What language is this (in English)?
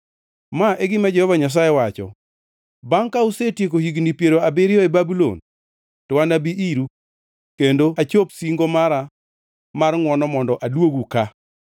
Luo (Kenya and Tanzania)